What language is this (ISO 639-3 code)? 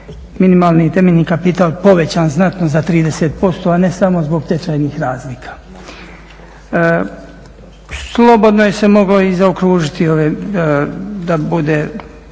hrv